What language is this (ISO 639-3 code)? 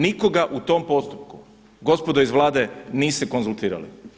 hrv